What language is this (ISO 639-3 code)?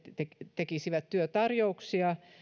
fin